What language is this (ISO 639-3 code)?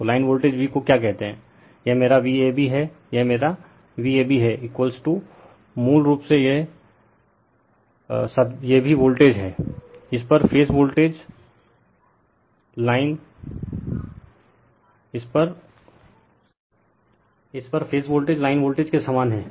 hin